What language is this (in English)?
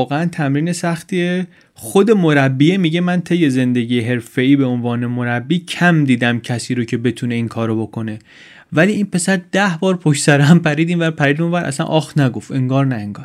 Persian